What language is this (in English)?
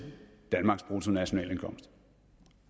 Danish